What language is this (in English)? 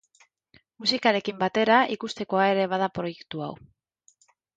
Basque